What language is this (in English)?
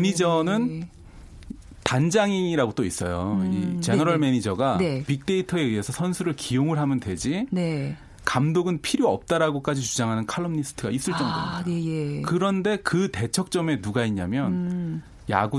Korean